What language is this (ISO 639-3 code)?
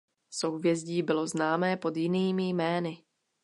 ces